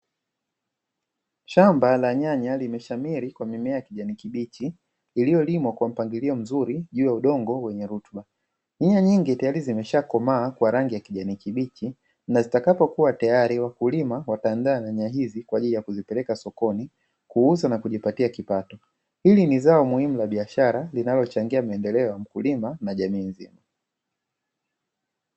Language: Swahili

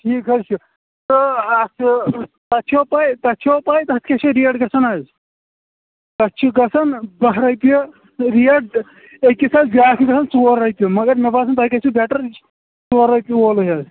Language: Kashmiri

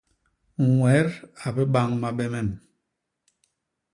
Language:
Basaa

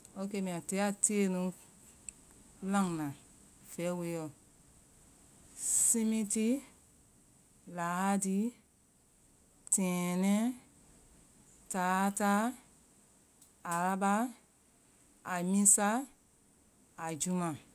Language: Vai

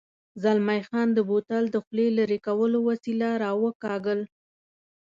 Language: Pashto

